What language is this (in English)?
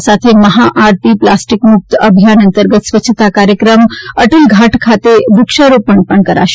Gujarati